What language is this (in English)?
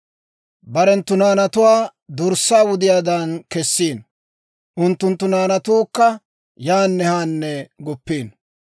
Dawro